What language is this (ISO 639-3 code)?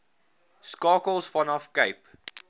afr